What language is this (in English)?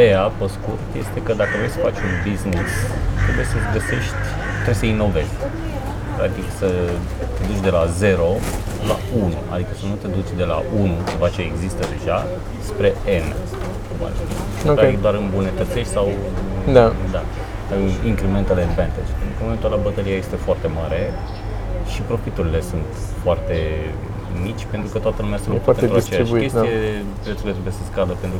Romanian